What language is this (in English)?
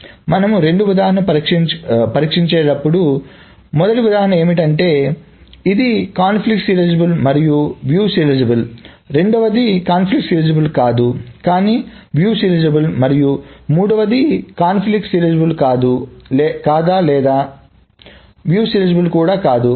Telugu